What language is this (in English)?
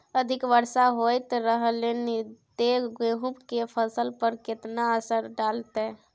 Maithili